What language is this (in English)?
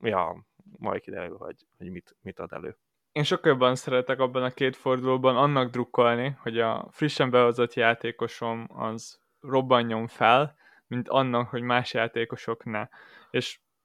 Hungarian